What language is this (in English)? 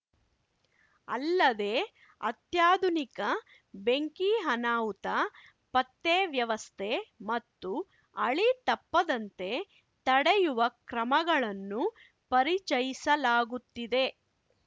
Kannada